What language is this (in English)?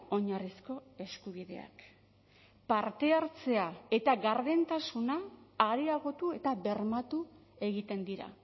Basque